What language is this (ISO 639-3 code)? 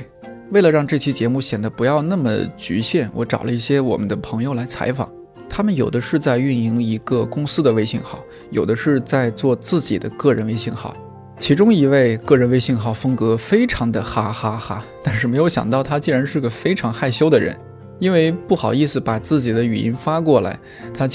zho